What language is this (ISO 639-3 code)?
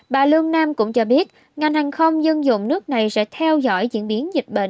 vie